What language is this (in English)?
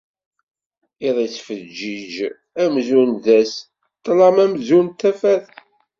Kabyle